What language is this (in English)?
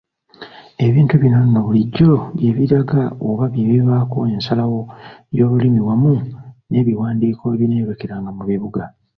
Ganda